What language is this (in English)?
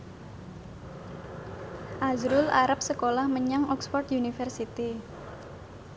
Javanese